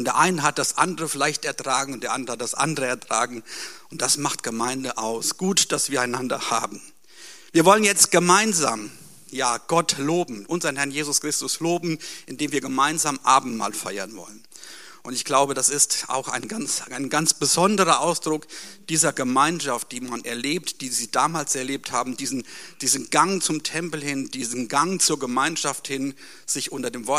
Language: German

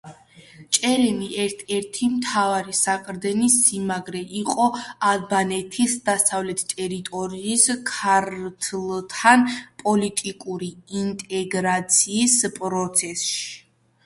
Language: Georgian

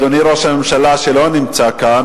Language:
Hebrew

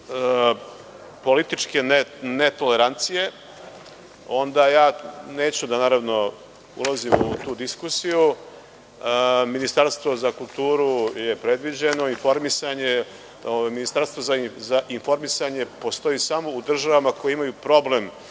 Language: Serbian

